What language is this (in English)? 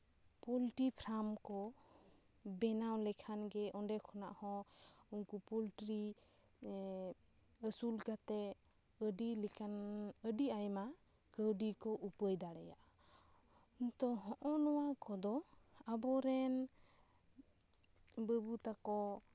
Santali